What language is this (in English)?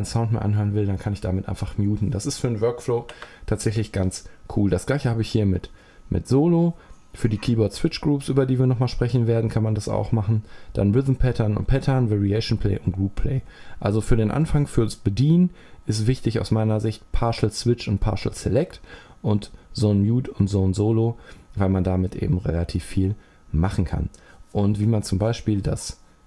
German